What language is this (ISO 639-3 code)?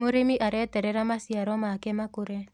kik